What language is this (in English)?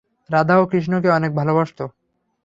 Bangla